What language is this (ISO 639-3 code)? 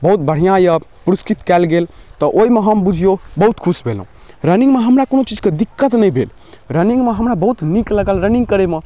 mai